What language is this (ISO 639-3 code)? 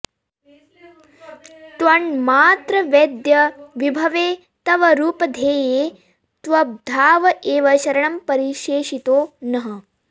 san